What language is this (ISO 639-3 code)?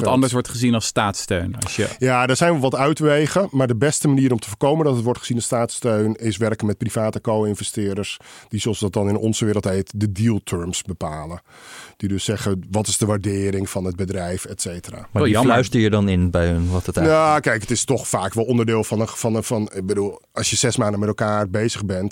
nld